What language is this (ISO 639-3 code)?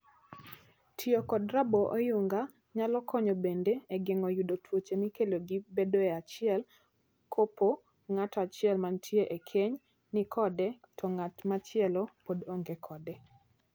luo